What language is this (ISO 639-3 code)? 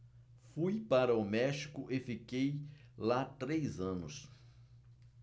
por